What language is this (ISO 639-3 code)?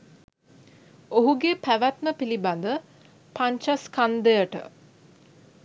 sin